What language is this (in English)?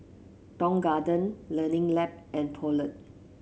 English